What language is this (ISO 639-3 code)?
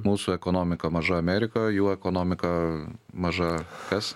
lit